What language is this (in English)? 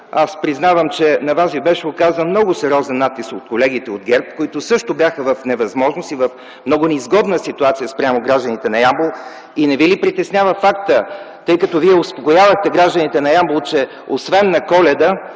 Bulgarian